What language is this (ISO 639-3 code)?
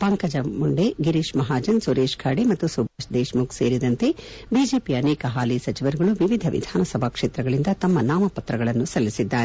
kan